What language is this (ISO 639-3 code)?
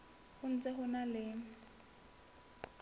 sot